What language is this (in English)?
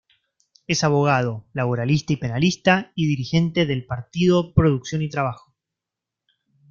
Spanish